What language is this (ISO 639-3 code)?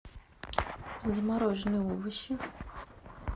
rus